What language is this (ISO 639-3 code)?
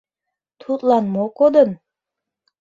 chm